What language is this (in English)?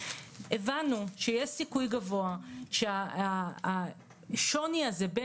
Hebrew